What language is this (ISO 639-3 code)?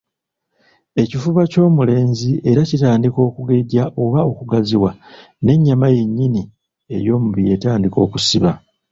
lug